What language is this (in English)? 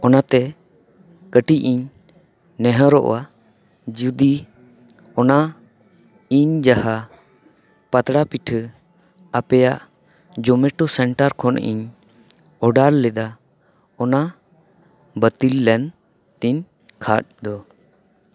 Santali